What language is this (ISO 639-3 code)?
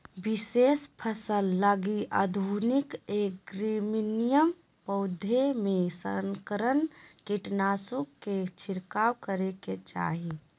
mag